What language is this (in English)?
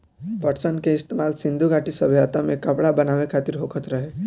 Bhojpuri